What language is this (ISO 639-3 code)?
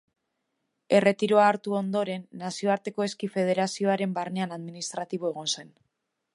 eus